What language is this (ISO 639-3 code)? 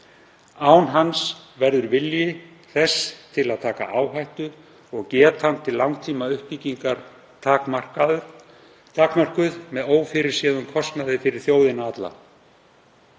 isl